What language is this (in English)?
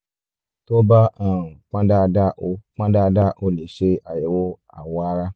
Yoruba